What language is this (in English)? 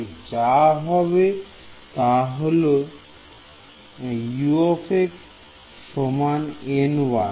Bangla